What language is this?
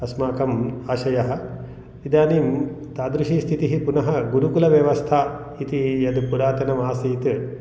Sanskrit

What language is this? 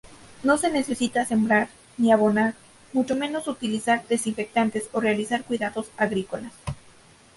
Spanish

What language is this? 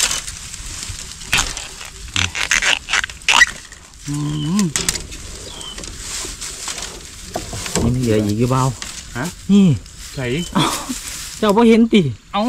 Thai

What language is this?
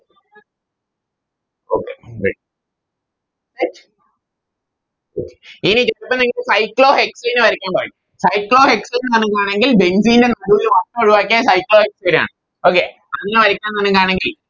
Malayalam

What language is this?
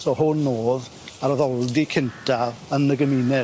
Welsh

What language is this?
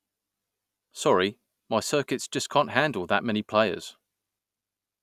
English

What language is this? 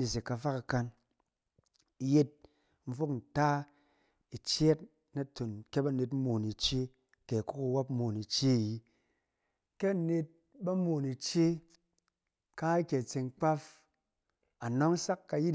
Cen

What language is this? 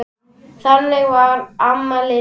Icelandic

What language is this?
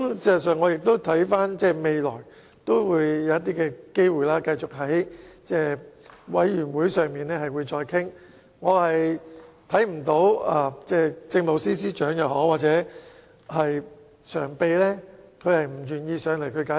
Cantonese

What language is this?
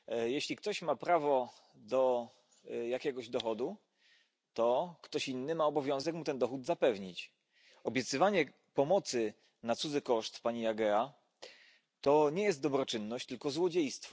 Polish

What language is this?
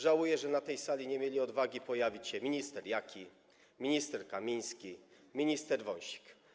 Polish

